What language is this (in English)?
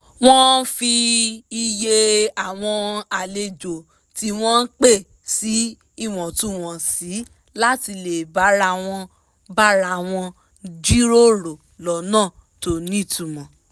Yoruba